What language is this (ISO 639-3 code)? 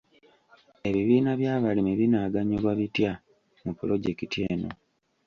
lug